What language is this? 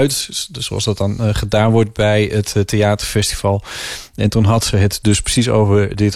Dutch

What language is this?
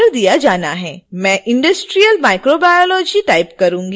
Hindi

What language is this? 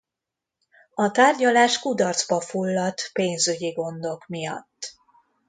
Hungarian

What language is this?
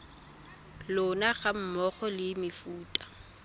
Tswana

